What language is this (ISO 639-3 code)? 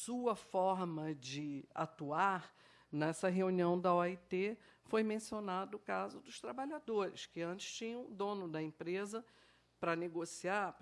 por